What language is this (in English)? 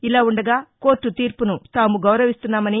Telugu